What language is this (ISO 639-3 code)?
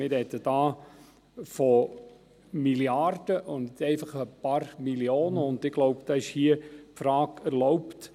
gsw